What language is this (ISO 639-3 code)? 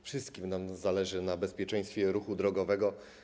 pol